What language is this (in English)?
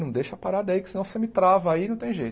Portuguese